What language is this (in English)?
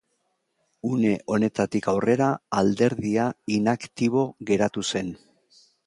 Basque